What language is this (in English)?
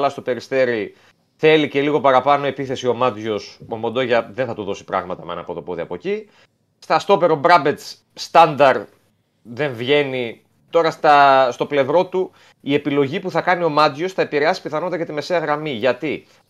Greek